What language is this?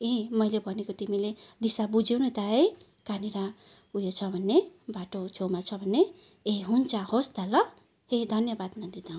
Nepali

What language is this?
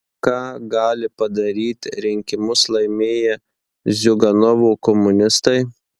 Lithuanian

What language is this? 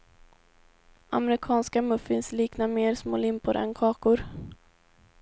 Swedish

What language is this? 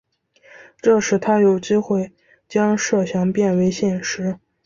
Chinese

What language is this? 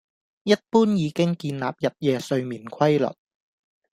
Cantonese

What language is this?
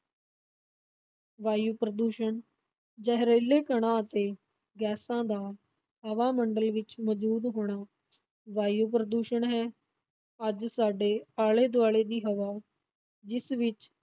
Punjabi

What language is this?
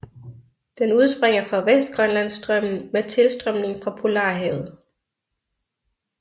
Danish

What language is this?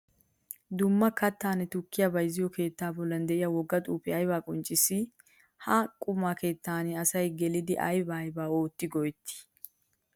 Wolaytta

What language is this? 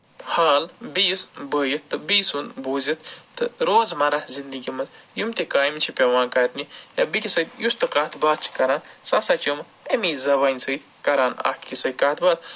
Kashmiri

